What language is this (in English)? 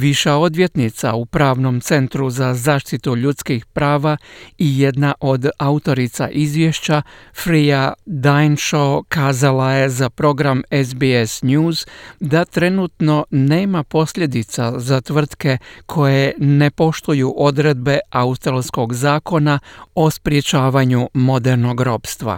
Croatian